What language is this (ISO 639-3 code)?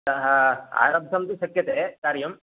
san